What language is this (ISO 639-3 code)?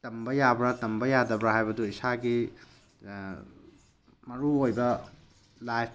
mni